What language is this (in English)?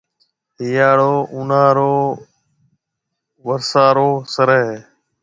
Marwari (Pakistan)